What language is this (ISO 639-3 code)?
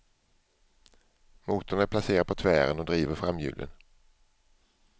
swe